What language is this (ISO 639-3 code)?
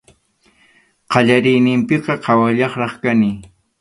qxu